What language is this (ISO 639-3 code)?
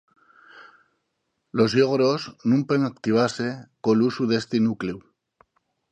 ast